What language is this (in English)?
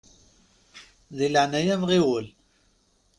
Kabyle